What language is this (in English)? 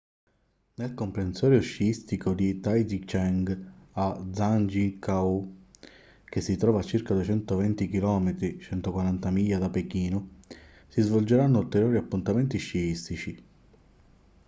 Italian